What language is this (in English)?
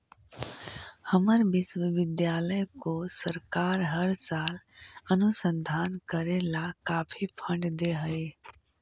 Magahi